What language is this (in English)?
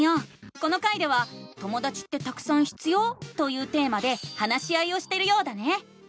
Japanese